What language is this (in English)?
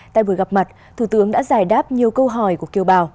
Vietnamese